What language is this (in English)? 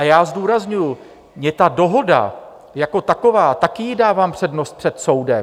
Czech